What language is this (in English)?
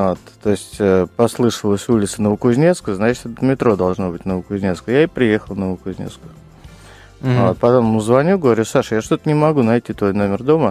Russian